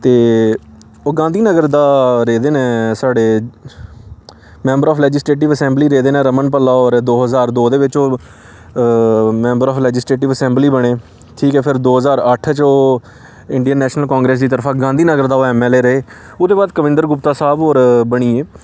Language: Dogri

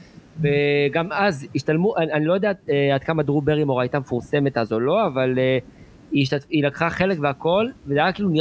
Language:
Hebrew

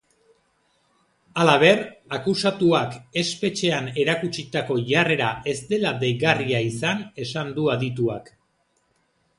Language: Basque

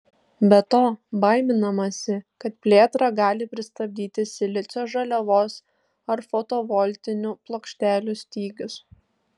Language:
Lithuanian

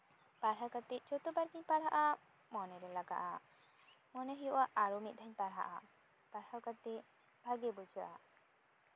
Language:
Santali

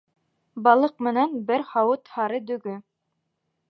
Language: Bashkir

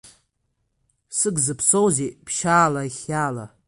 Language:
Abkhazian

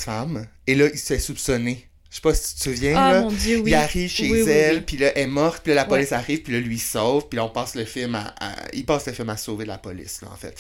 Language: French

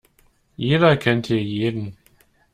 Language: German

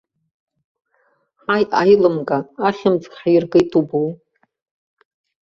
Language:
Abkhazian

